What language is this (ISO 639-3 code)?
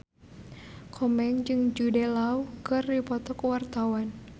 sun